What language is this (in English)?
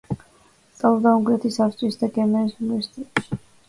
Georgian